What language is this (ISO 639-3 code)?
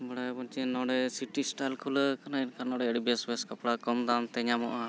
sat